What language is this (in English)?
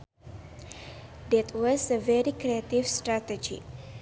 Sundanese